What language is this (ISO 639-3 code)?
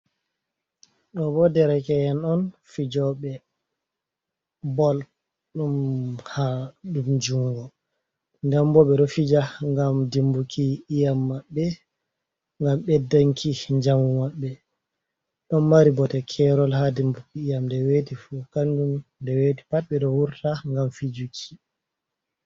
ful